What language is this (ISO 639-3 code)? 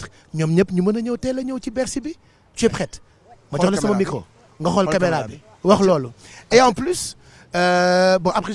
fra